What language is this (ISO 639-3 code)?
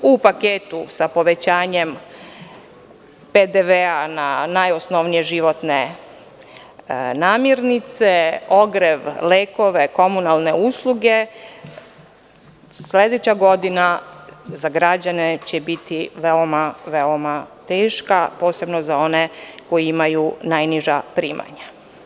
srp